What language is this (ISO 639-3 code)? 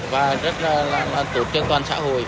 vie